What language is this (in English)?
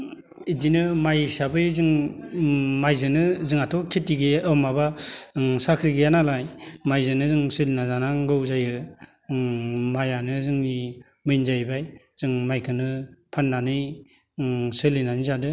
Bodo